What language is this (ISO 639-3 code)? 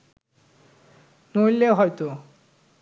ben